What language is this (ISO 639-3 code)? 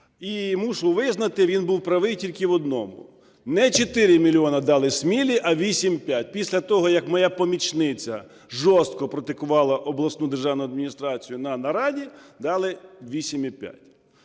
ukr